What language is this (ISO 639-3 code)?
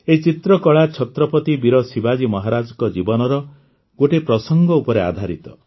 ori